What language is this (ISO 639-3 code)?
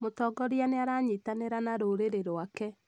kik